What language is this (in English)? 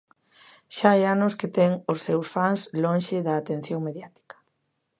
Galician